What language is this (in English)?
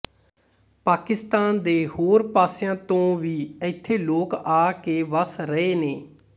Punjabi